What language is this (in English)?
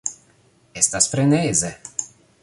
Esperanto